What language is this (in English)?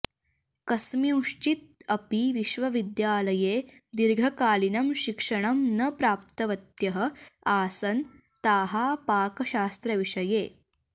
Sanskrit